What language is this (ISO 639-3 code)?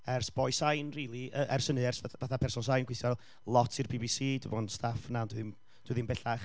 cym